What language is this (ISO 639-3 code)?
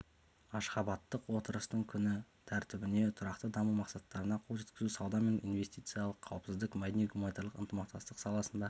kaz